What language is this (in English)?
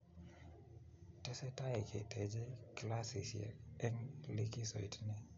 Kalenjin